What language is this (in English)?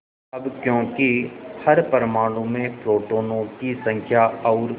Hindi